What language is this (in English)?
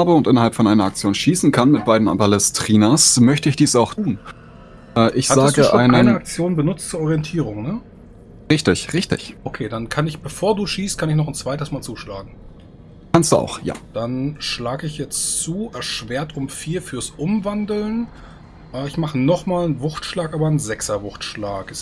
German